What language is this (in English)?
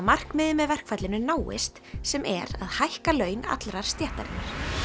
Icelandic